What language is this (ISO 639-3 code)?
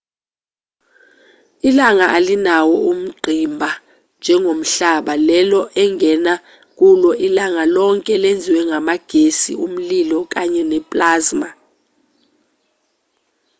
zul